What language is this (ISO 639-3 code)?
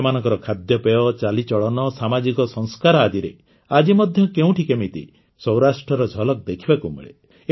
ori